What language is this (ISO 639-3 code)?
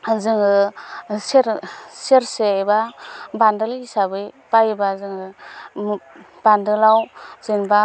brx